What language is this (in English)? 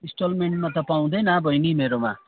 Nepali